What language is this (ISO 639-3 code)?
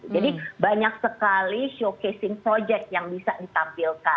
ind